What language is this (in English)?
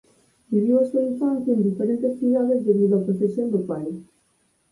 Galician